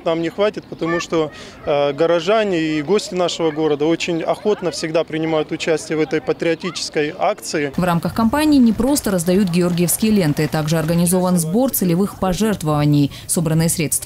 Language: Russian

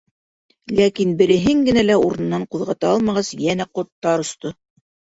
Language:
Bashkir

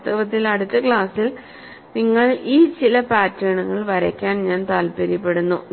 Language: Malayalam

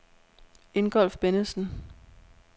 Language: Danish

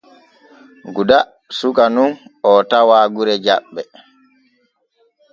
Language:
Borgu Fulfulde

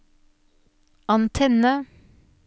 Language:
Norwegian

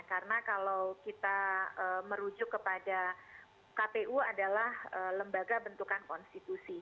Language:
Indonesian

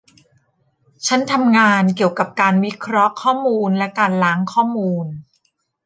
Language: Thai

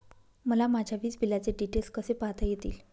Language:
Marathi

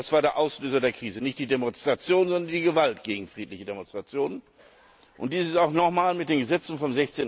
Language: German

